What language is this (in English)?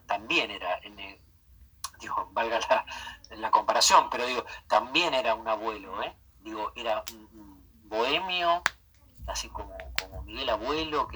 Spanish